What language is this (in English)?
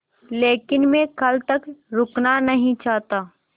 Hindi